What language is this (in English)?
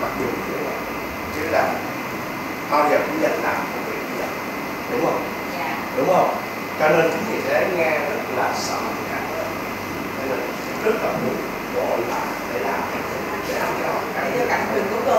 Vietnamese